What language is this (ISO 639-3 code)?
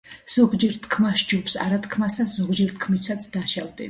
kat